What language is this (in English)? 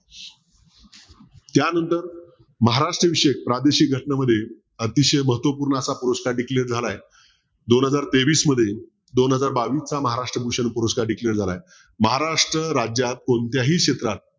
Marathi